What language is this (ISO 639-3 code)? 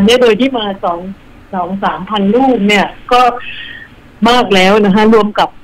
tha